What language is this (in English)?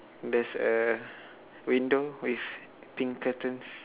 English